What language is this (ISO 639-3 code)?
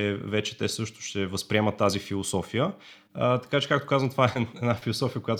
bul